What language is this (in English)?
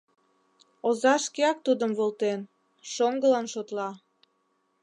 Mari